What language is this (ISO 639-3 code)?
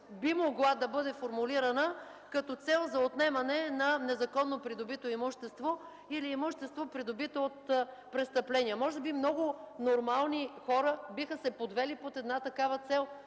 bul